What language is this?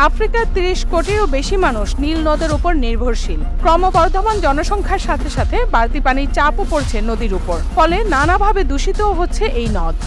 Italian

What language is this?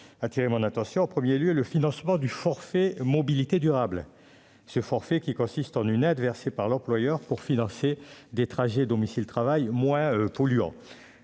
French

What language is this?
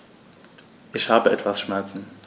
German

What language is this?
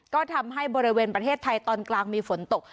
Thai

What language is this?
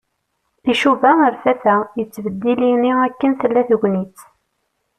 Kabyle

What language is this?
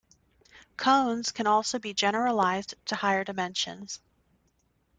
English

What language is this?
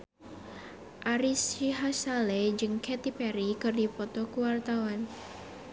Sundanese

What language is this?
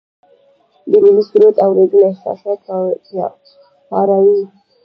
Pashto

